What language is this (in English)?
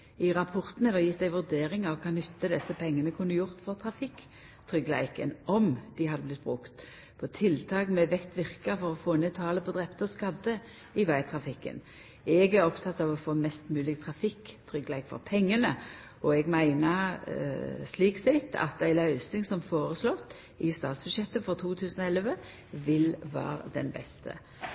Norwegian Nynorsk